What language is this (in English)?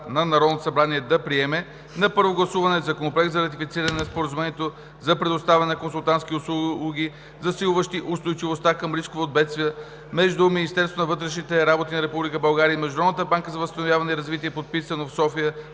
Bulgarian